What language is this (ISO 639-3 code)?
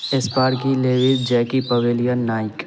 urd